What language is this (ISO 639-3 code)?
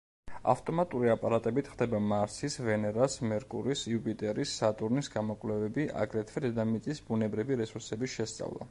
kat